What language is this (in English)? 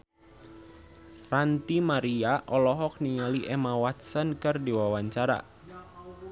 Sundanese